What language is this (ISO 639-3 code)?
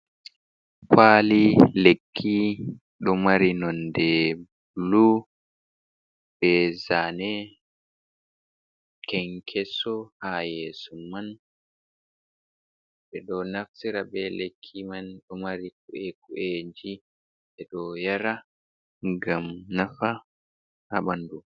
ful